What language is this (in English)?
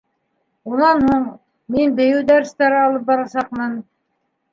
Bashkir